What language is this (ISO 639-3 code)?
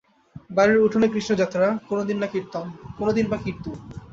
ben